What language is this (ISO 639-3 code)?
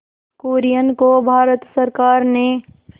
hin